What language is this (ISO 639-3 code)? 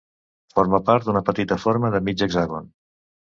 cat